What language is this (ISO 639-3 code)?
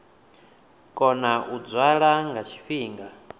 ven